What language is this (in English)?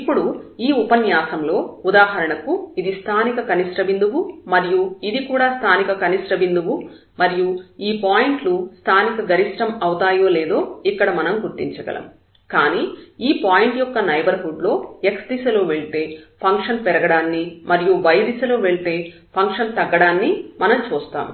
Telugu